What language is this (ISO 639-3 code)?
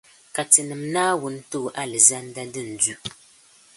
dag